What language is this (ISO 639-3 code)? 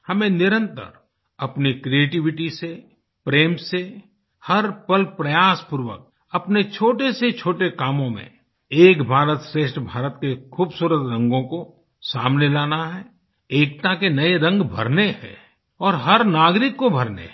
hin